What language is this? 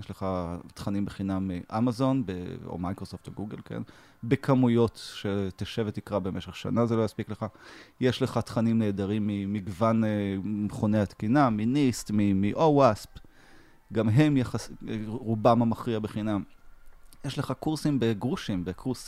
Hebrew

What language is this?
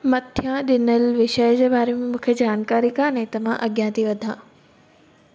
Sindhi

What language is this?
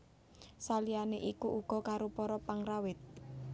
Javanese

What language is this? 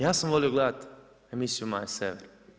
Croatian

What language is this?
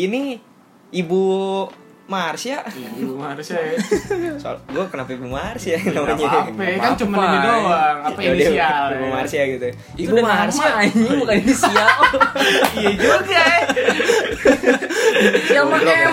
Indonesian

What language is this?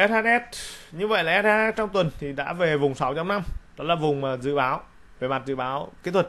Vietnamese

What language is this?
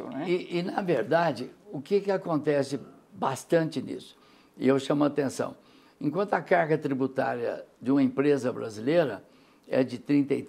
Portuguese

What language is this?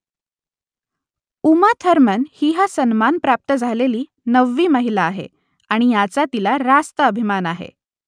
Marathi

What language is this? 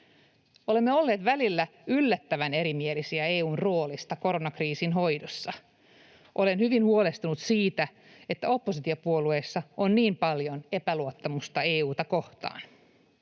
Finnish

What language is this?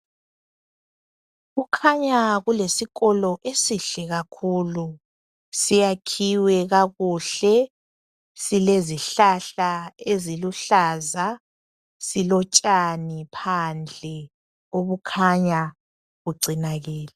North Ndebele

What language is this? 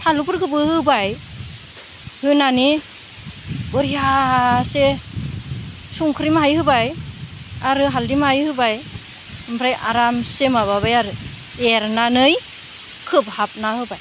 Bodo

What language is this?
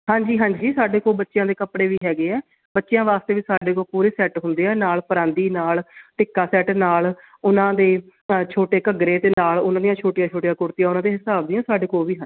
Punjabi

